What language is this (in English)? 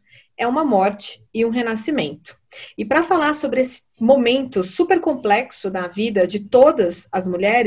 Portuguese